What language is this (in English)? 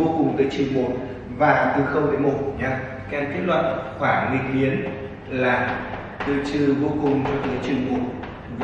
Vietnamese